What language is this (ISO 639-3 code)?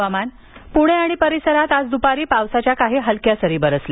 mar